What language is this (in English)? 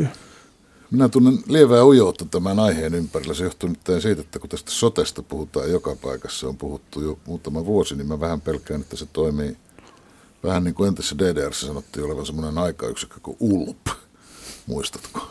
Finnish